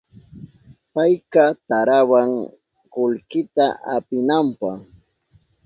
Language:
Southern Pastaza Quechua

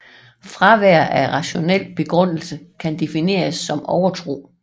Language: Danish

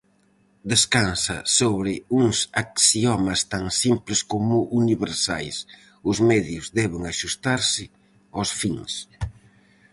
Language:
Galician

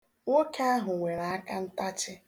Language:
Igbo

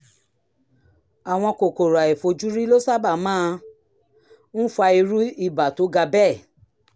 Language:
Yoruba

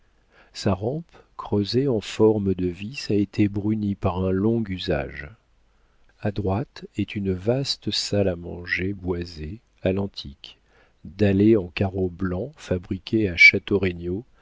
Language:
French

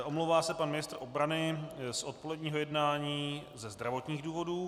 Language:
Czech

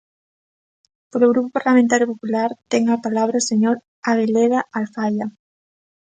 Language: Galician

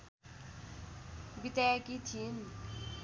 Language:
Nepali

